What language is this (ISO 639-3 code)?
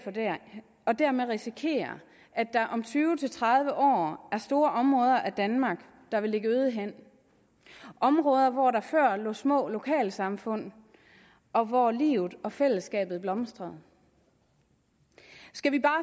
dan